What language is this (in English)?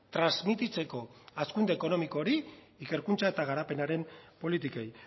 Basque